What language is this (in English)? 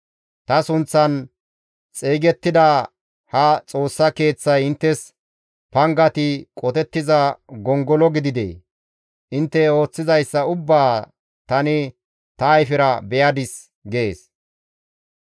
Gamo